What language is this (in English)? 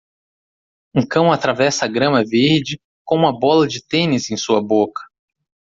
Portuguese